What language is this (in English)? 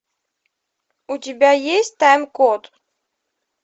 Russian